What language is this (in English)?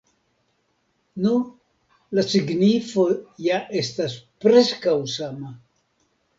Esperanto